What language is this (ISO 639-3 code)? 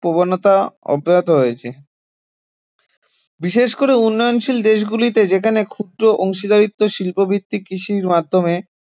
ben